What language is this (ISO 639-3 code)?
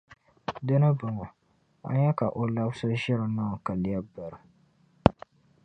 dag